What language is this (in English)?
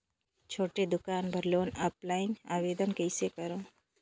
Chhattisgarhi